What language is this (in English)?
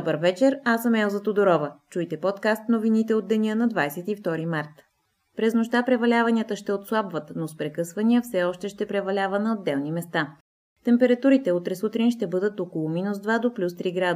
Bulgarian